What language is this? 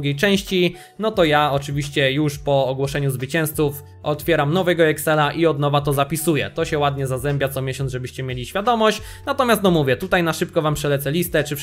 Polish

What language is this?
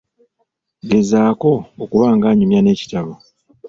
Ganda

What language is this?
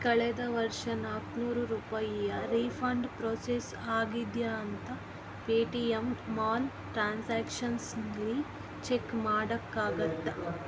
Kannada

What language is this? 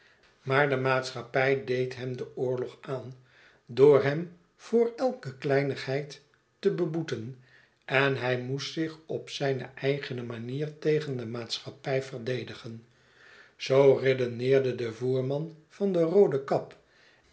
Dutch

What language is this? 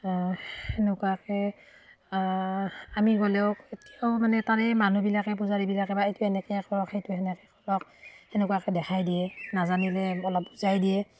Assamese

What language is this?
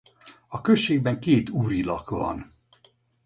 Hungarian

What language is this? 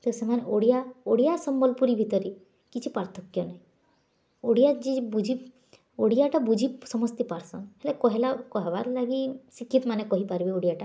Odia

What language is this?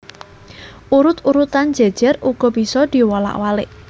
Javanese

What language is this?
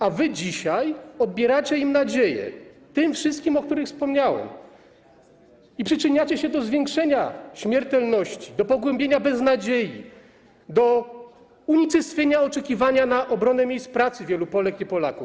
Polish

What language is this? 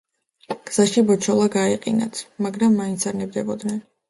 Georgian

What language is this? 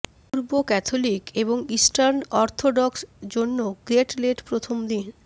Bangla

